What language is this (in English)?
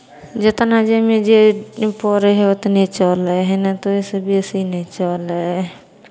Maithili